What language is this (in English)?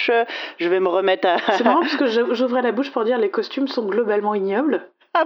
French